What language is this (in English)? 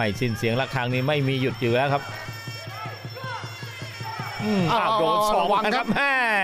Thai